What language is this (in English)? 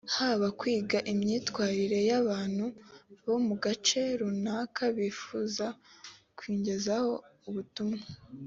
Kinyarwanda